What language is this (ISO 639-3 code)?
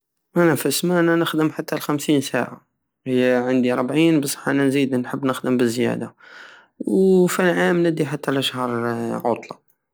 aao